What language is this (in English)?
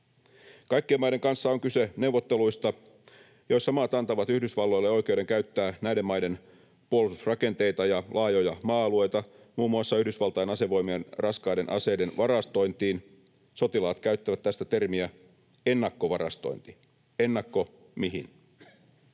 Finnish